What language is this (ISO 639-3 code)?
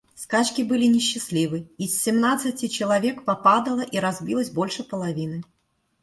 rus